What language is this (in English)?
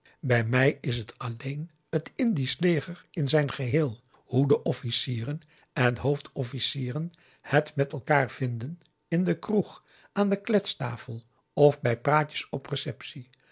Dutch